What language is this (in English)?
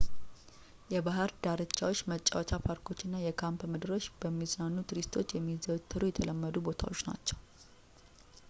Amharic